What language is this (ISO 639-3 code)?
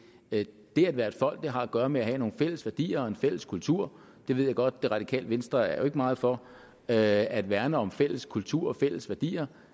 dan